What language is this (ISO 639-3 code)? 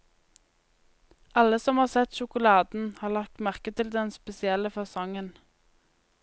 nor